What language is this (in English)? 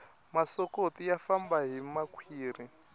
Tsonga